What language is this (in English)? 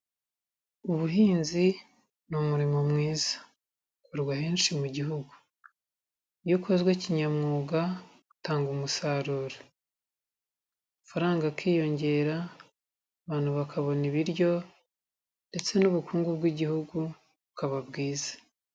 Kinyarwanda